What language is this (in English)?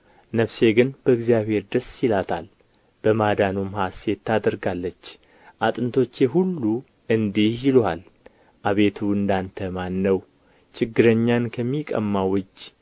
Amharic